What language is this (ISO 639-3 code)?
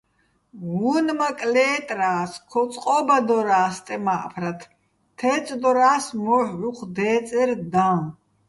bbl